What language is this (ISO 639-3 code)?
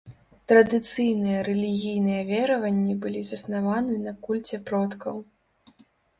bel